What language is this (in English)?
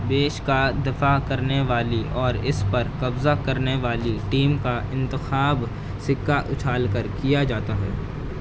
Urdu